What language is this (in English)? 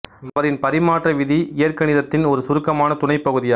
Tamil